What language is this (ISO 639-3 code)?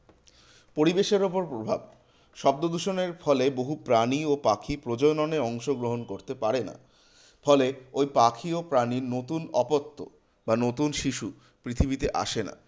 ben